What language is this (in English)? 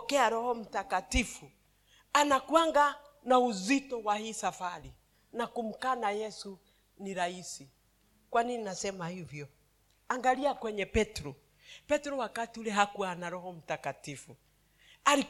Swahili